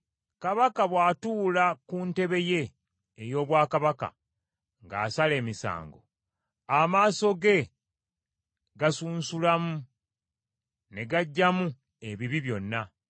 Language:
Ganda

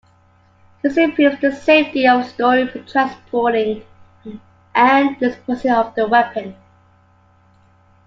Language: English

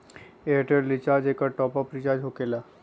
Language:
Magahi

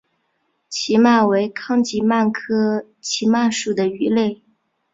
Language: Chinese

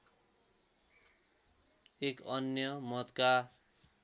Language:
Nepali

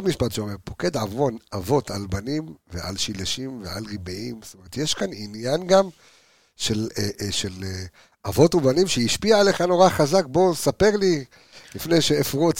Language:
Hebrew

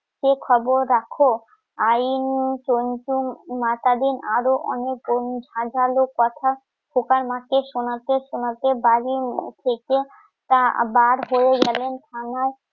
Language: Bangla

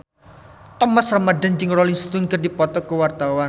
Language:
Sundanese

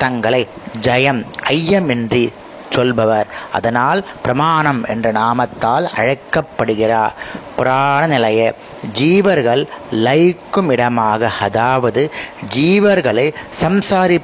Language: Tamil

